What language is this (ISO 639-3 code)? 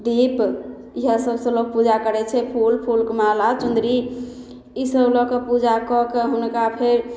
mai